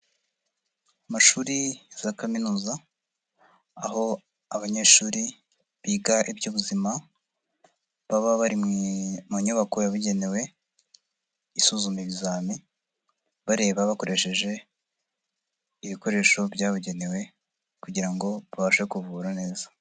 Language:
Kinyarwanda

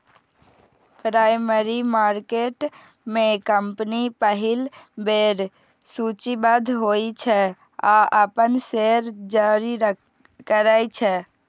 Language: Maithili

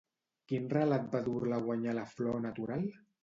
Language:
Catalan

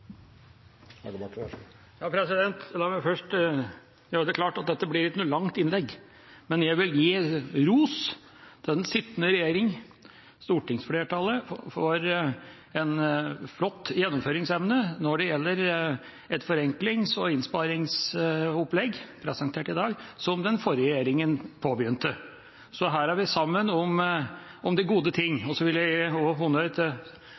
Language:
Norwegian Bokmål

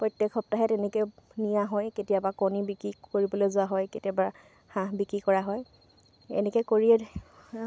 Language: Assamese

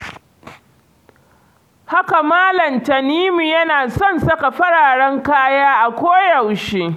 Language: Hausa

